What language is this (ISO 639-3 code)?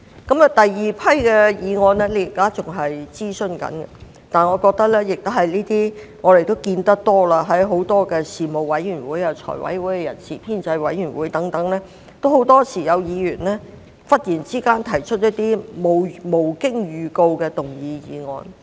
yue